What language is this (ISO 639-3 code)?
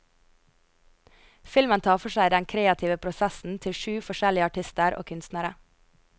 nor